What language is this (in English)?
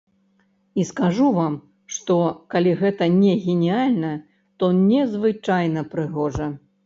Belarusian